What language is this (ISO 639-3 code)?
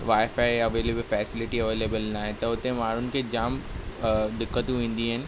snd